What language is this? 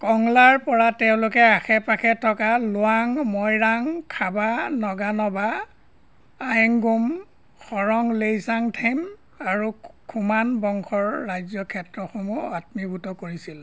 Assamese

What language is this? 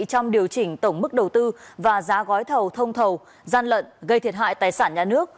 Vietnamese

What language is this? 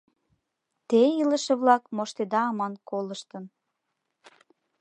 Mari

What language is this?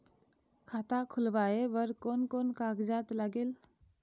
Chhattisgarhi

